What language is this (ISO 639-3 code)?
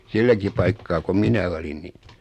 fin